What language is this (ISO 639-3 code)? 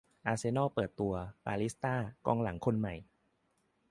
tha